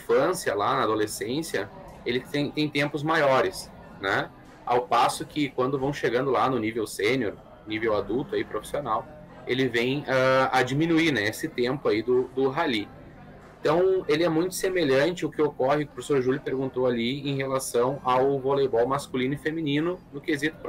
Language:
Portuguese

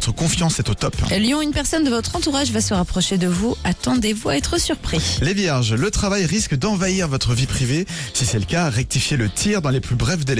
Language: French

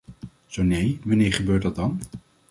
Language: Dutch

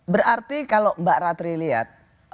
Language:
Indonesian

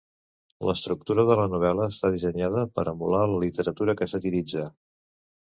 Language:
Catalan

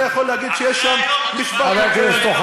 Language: Hebrew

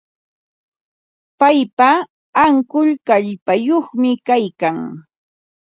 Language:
Ambo-Pasco Quechua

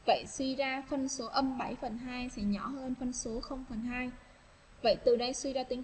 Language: Vietnamese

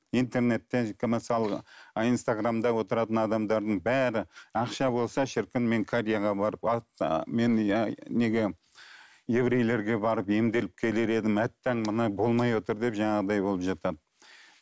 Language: Kazakh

